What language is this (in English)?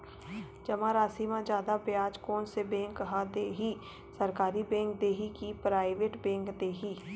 Chhattisgarhi